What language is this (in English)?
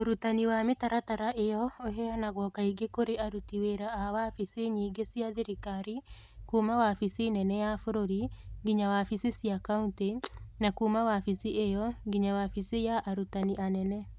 Kikuyu